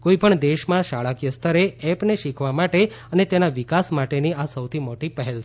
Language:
Gujarati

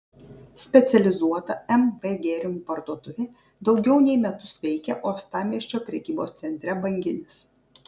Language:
Lithuanian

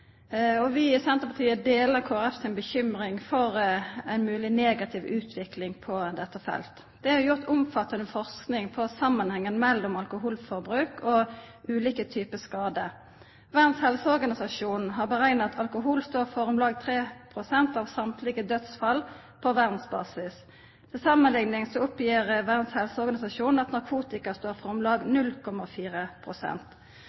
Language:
Norwegian Nynorsk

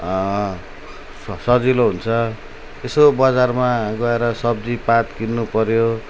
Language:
Nepali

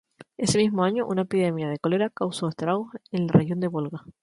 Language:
Spanish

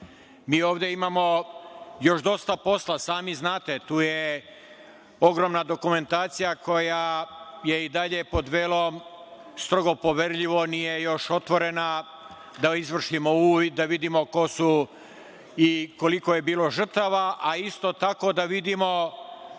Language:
Serbian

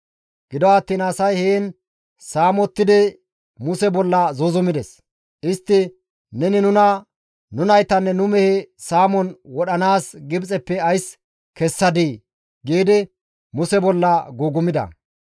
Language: Gamo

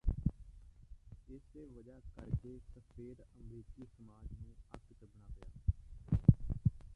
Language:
Punjabi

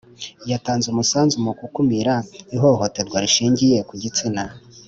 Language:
Kinyarwanda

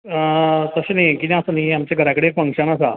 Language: Konkani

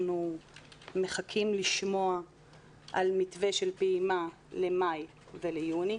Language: Hebrew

